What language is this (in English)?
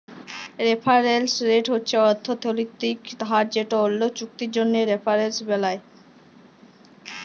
Bangla